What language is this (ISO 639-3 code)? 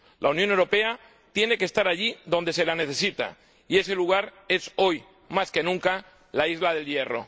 spa